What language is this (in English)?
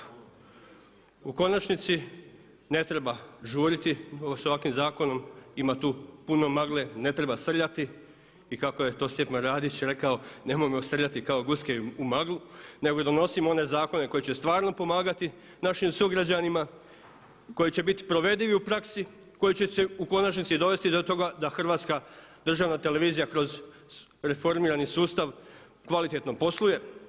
Croatian